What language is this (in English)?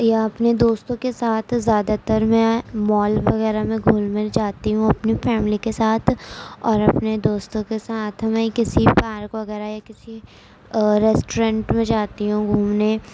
Urdu